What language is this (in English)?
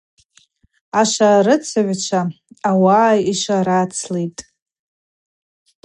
Abaza